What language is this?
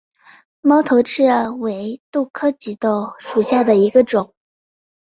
Chinese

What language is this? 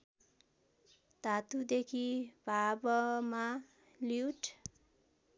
Nepali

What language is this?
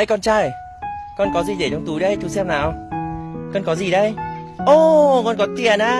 Vietnamese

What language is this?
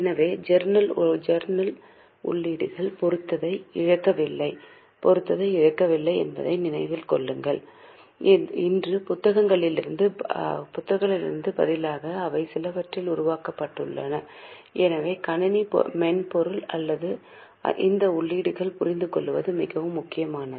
Tamil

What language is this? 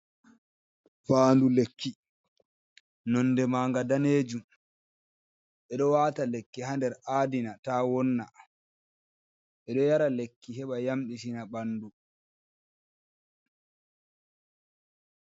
Fula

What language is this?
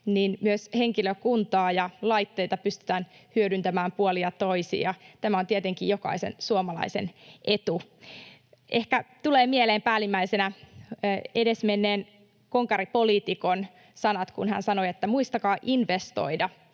Finnish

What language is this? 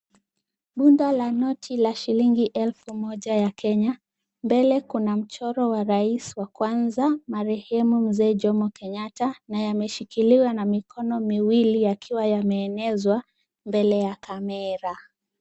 Swahili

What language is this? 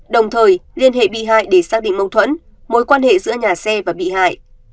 Vietnamese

